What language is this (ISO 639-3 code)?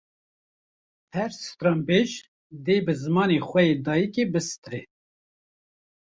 kur